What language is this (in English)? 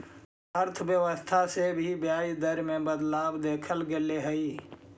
Magahi